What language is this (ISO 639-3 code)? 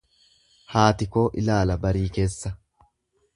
orm